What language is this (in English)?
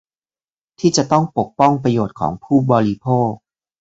Thai